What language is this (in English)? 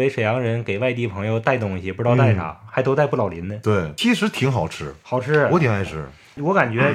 Chinese